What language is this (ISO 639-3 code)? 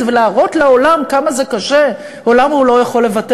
heb